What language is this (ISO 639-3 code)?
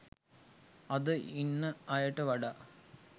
sin